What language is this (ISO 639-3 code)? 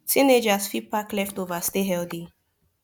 pcm